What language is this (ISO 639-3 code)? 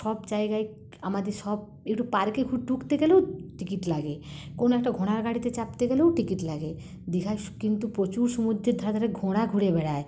ben